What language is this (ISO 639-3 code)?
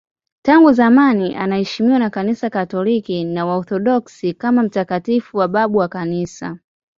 swa